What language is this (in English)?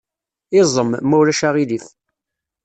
Kabyle